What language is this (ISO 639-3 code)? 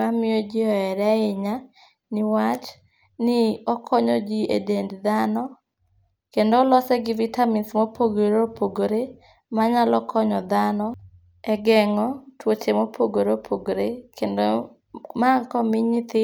luo